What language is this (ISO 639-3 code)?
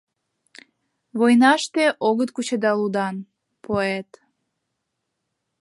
chm